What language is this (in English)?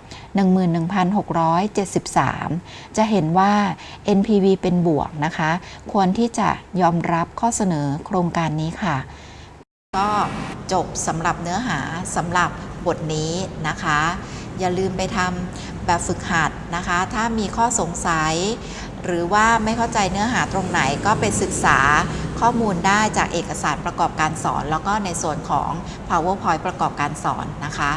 Thai